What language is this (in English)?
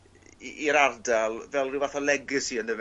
Welsh